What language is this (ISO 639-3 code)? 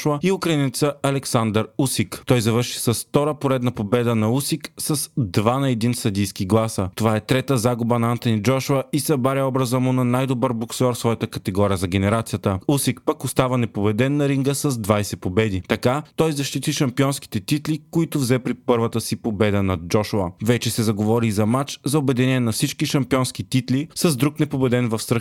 bul